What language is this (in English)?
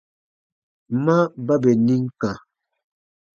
Baatonum